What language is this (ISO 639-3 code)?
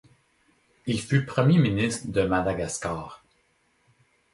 fra